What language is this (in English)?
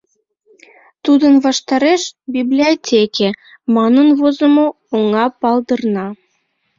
Mari